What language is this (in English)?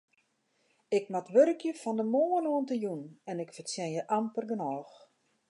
Western Frisian